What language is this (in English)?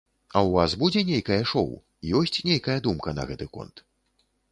Belarusian